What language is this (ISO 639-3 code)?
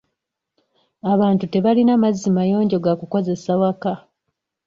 lug